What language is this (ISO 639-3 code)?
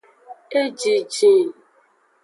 ajg